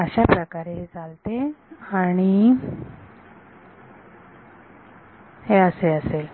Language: Marathi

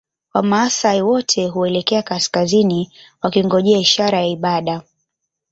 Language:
Swahili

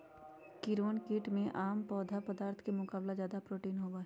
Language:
Magahi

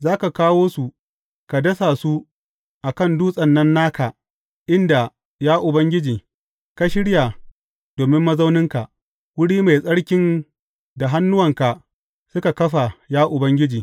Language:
Hausa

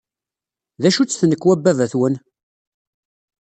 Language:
Kabyle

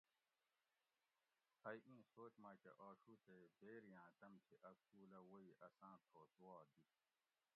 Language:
Gawri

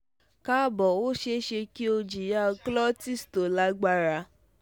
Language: Yoruba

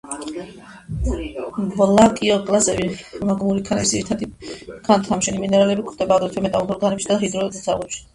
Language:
Georgian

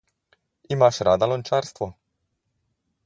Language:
Slovenian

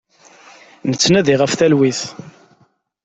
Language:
Kabyle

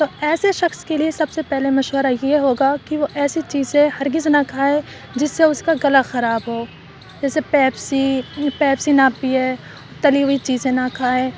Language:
Urdu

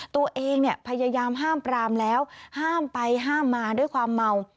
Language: Thai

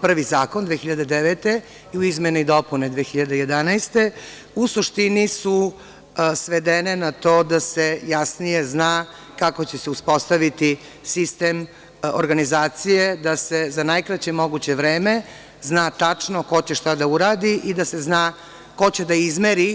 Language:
Serbian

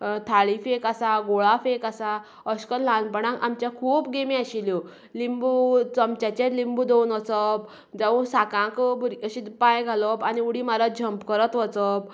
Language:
Konkani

